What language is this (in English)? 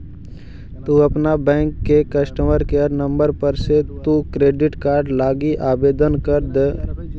Magahi